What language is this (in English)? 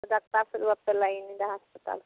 Santali